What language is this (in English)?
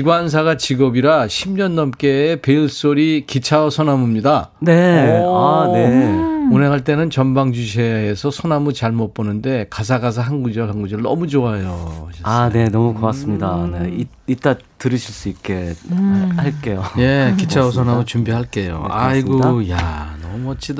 Korean